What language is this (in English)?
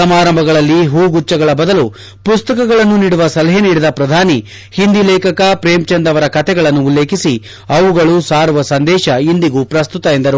Kannada